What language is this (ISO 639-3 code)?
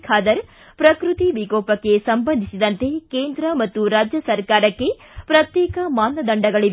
kan